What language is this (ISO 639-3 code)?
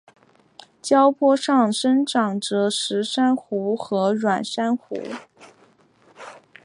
zho